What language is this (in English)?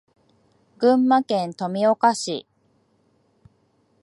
Japanese